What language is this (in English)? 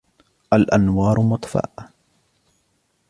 Arabic